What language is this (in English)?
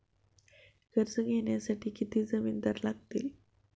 Marathi